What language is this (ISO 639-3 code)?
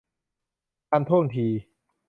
tha